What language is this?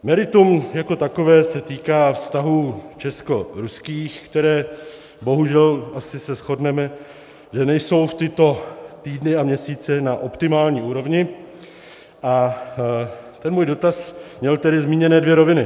Czech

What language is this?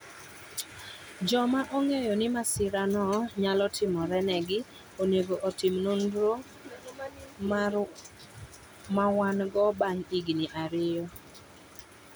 Luo (Kenya and Tanzania)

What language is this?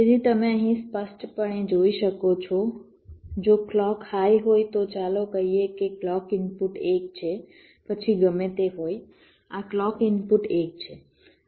Gujarati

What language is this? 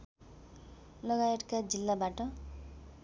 Nepali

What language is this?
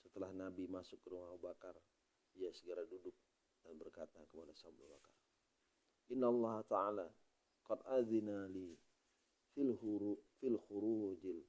Indonesian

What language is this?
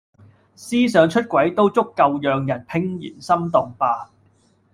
Cantonese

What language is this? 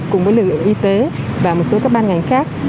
Vietnamese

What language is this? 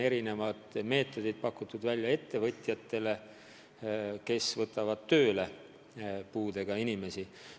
Estonian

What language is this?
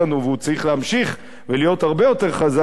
Hebrew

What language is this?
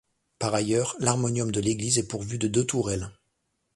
French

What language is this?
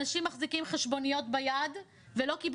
Hebrew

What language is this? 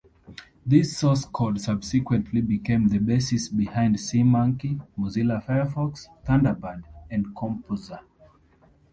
English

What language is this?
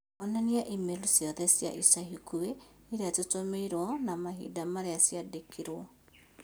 Kikuyu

